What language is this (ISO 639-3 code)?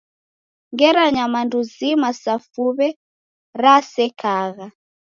dav